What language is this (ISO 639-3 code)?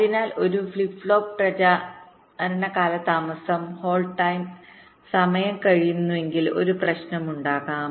mal